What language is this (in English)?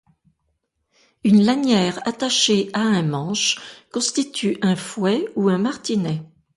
French